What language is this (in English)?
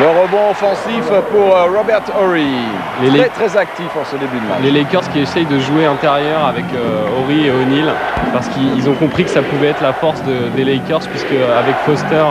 French